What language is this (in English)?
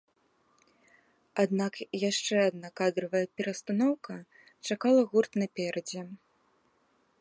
Belarusian